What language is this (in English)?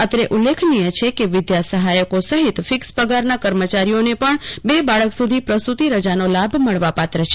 Gujarati